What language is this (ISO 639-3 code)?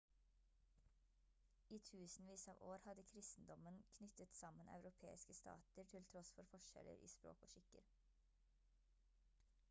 nob